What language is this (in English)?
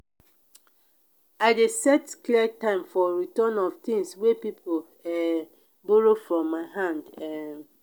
Nigerian Pidgin